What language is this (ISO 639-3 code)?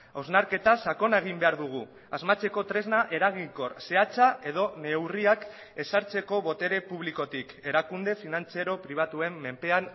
eus